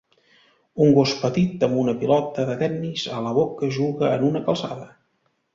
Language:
Catalan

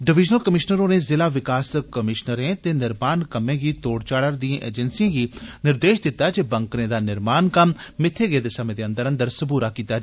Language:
Dogri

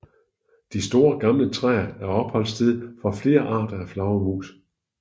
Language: Danish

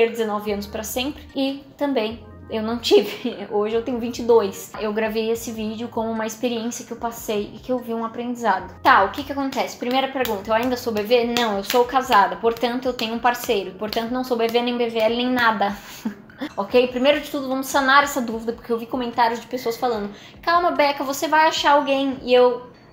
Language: Portuguese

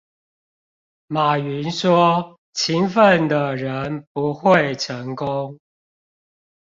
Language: Chinese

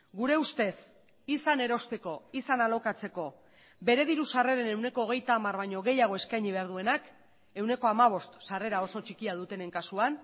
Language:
Basque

